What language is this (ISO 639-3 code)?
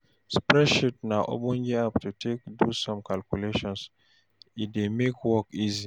pcm